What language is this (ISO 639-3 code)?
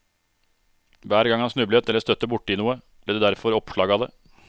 nor